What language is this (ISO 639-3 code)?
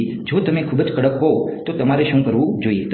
guj